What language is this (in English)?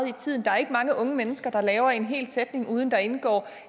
Danish